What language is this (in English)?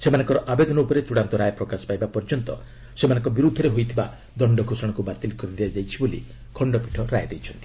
Odia